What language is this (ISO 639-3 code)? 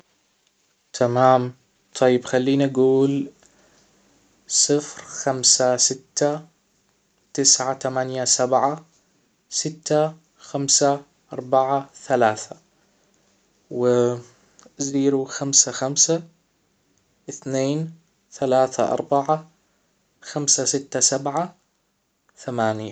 acw